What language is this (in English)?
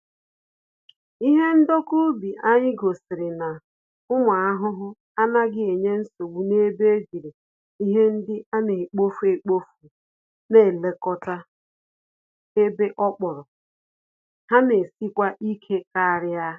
Igbo